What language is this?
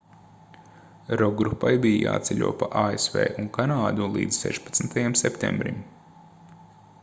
Latvian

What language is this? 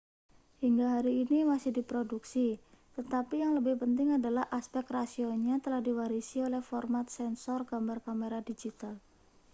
Indonesian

